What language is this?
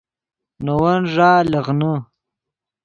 Yidgha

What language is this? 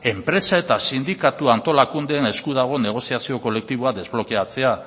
Basque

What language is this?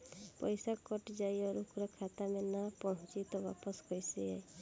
Bhojpuri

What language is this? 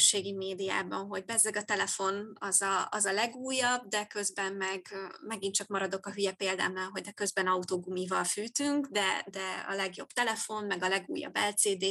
Hungarian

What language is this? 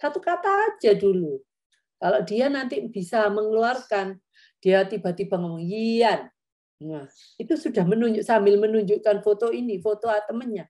Indonesian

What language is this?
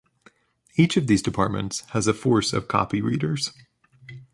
English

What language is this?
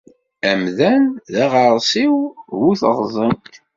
Kabyle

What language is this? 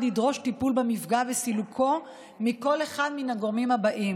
Hebrew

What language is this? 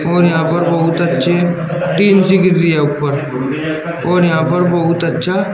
Hindi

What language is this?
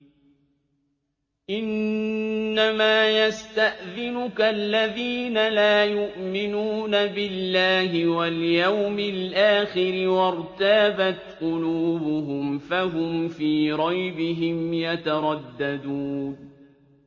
Arabic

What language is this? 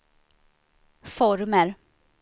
Swedish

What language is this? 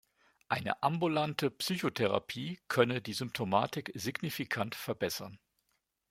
German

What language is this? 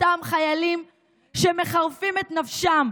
Hebrew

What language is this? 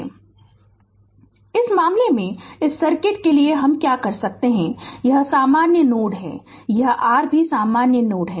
Hindi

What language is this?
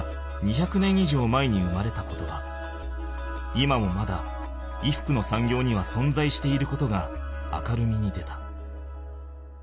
Japanese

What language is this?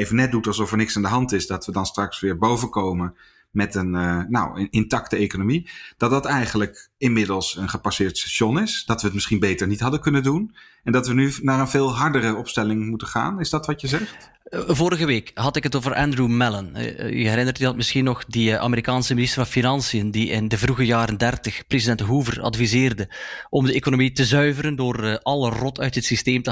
Dutch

